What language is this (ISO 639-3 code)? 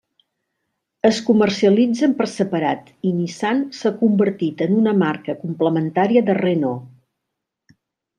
cat